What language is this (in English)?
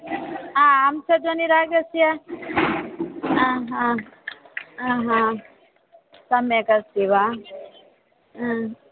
Sanskrit